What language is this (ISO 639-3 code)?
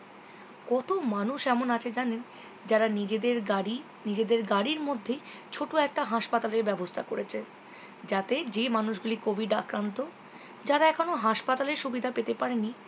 ben